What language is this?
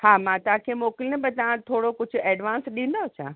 Sindhi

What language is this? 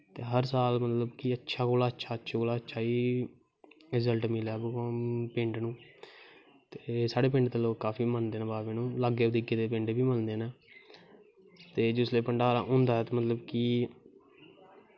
Dogri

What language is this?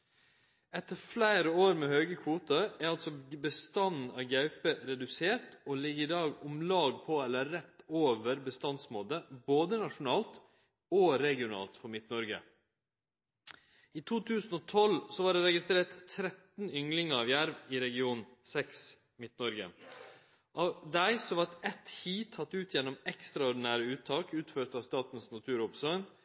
Norwegian Nynorsk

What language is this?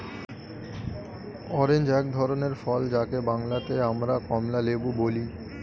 Bangla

